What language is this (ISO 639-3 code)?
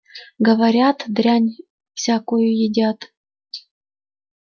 rus